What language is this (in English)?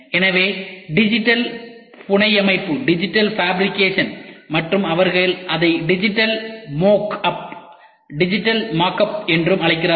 Tamil